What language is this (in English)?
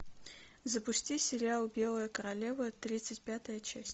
Russian